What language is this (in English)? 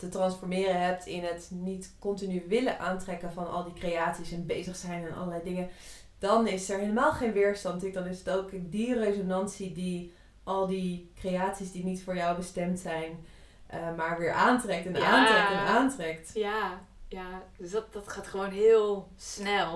Dutch